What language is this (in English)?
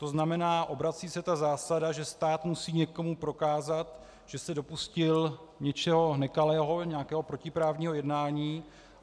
Czech